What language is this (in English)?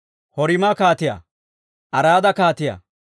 Dawro